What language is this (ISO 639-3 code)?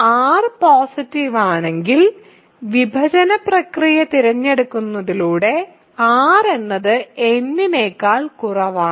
mal